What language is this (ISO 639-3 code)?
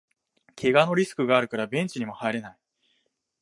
jpn